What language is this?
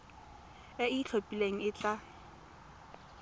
Tswana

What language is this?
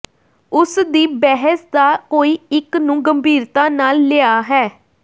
Punjabi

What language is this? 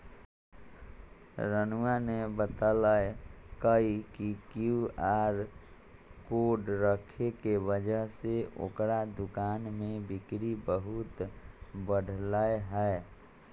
Magahi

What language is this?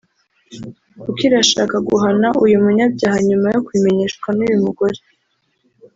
Kinyarwanda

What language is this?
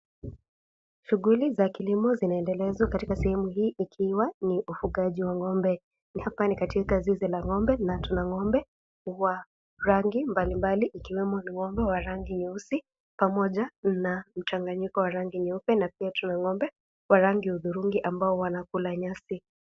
Swahili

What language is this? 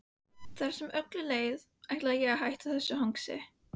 Icelandic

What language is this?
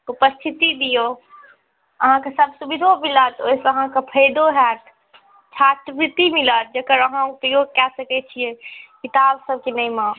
Maithili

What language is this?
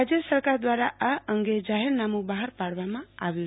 Gujarati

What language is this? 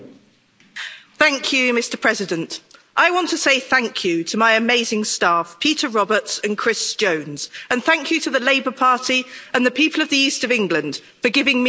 English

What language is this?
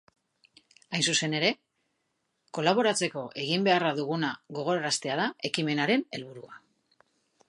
Basque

